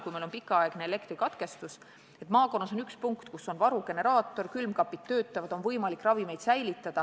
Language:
Estonian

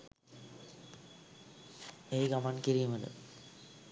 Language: Sinhala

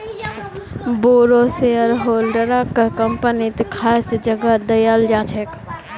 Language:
Magahi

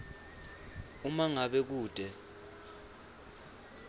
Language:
Swati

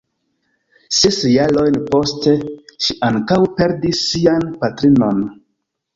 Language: Esperanto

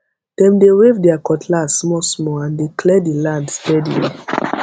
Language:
Nigerian Pidgin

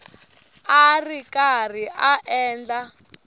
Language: Tsonga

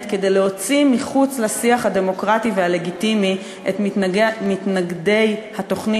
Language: Hebrew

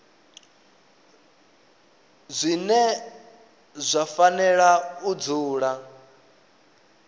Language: Venda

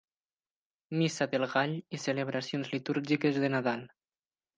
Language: Catalan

